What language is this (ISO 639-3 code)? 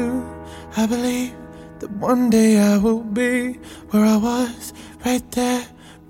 kor